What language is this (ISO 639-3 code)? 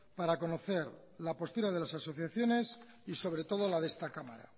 spa